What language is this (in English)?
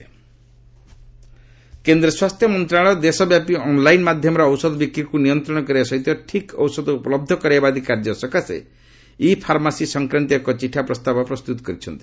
Odia